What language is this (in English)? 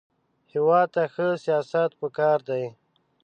Pashto